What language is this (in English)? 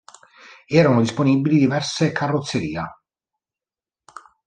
Italian